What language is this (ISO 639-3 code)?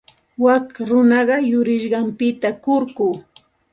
qxt